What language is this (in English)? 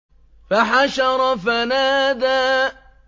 Arabic